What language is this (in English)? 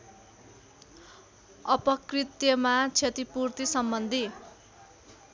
Nepali